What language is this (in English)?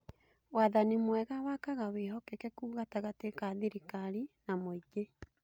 Kikuyu